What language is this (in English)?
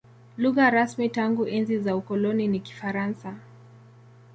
Swahili